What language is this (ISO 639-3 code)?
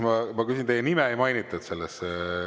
est